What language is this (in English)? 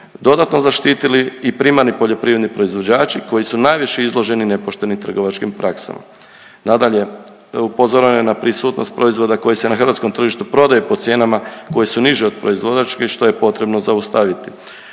Croatian